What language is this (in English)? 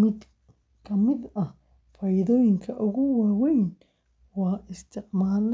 Somali